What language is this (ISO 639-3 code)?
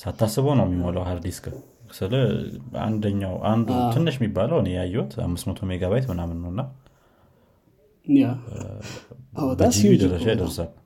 amh